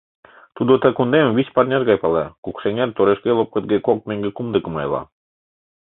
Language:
Mari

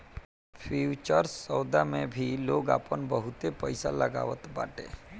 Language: Bhojpuri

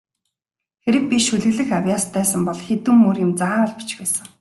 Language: Mongolian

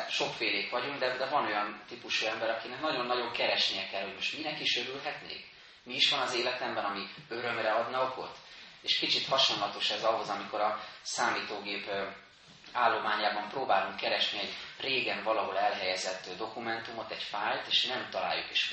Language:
Hungarian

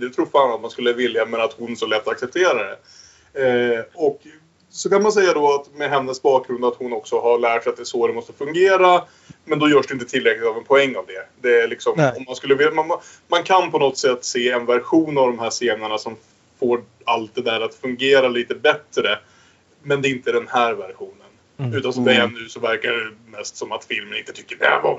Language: Swedish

